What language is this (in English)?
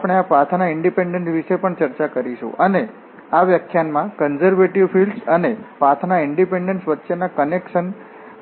Gujarati